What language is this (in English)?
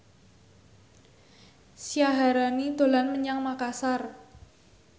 Javanese